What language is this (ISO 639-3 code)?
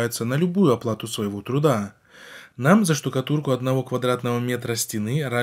rus